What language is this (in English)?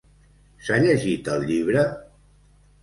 Catalan